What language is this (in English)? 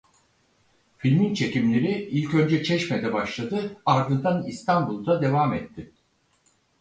Turkish